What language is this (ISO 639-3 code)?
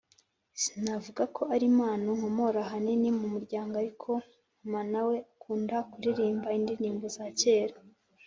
kin